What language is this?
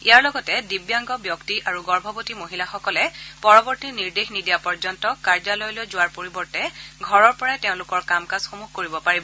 Assamese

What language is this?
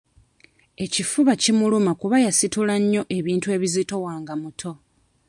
Ganda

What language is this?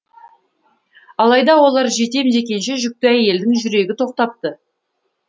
Kazakh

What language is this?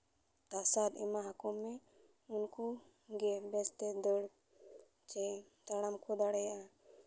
Santali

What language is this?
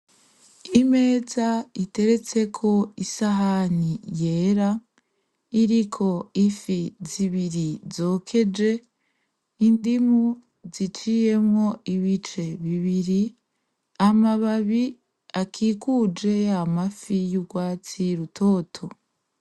Rundi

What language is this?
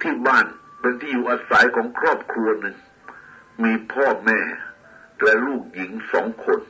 Thai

